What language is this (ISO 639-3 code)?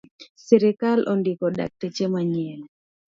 luo